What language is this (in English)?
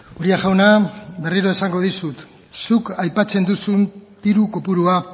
Basque